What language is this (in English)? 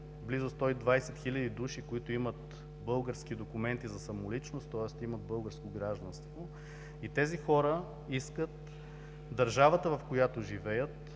Bulgarian